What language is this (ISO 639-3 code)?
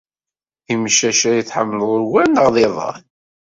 kab